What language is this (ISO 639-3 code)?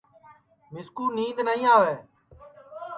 ssi